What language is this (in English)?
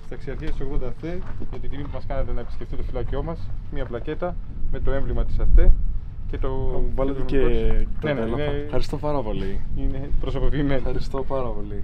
Greek